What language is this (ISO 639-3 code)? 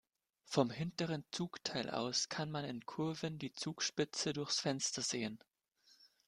deu